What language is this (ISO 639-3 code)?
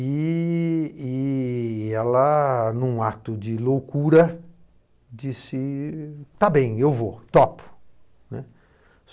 por